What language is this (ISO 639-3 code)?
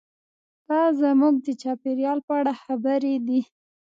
pus